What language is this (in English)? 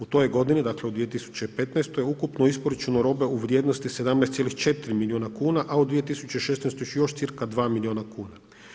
Croatian